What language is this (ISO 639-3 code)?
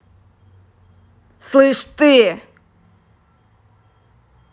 rus